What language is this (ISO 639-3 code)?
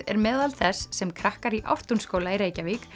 isl